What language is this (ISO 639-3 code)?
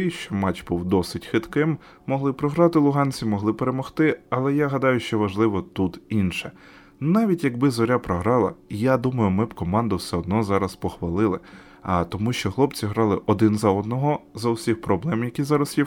ukr